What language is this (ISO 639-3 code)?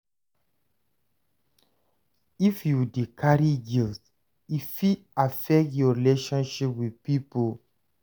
pcm